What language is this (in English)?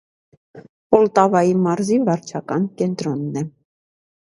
Armenian